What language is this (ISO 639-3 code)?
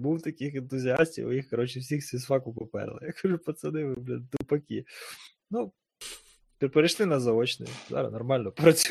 ukr